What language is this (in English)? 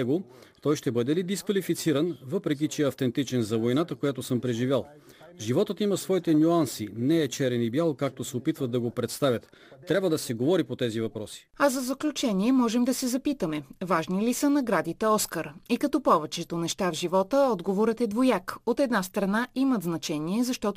Bulgarian